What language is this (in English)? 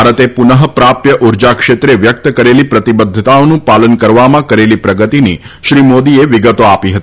Gujarati